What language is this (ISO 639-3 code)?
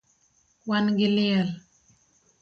luo